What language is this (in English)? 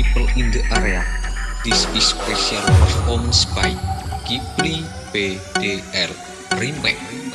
Indonesian